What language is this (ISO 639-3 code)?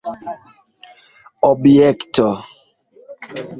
epo